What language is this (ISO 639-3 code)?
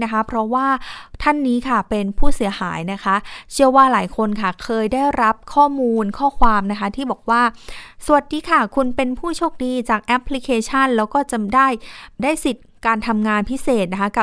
tha